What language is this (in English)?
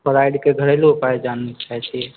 Maithili